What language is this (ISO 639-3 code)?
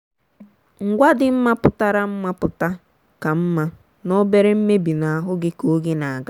ibo